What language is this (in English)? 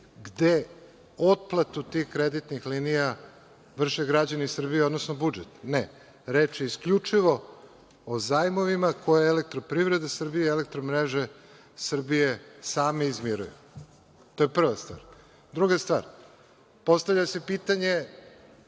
Serbian